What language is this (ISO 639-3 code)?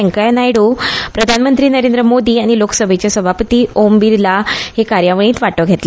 kok